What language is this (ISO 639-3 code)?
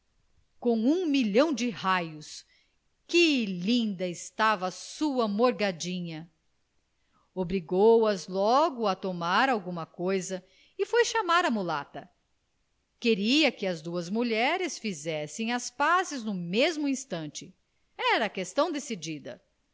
por